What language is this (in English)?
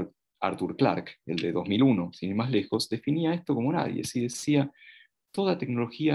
Spanish